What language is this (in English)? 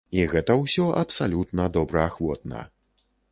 Belarusian